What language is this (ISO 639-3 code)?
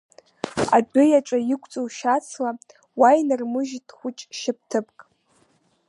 abk